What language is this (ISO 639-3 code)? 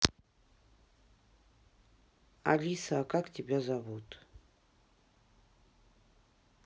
rus